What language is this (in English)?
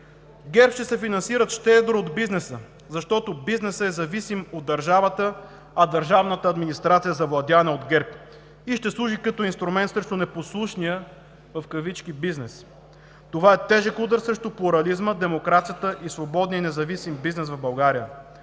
Bulgarian